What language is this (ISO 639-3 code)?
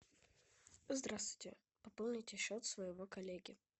rus